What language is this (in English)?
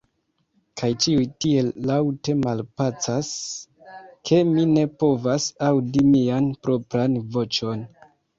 Esperanto